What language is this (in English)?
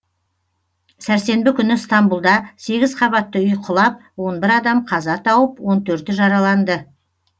Kazakh